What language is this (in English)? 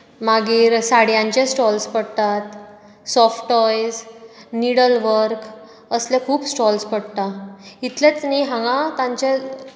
Konkani